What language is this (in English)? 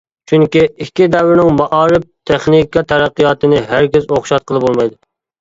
Uyghur